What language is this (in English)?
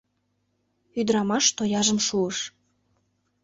Mari